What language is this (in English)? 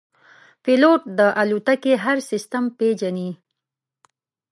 Pashto